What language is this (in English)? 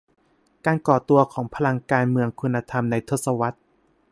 Thai